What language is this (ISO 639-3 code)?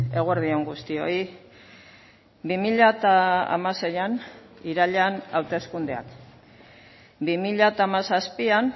eus